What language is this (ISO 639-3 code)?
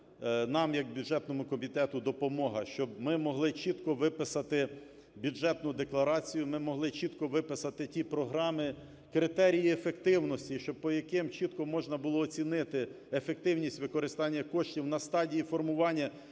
ukr